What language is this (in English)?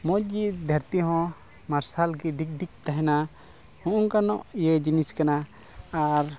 Santali